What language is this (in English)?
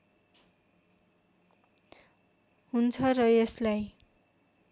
Nepali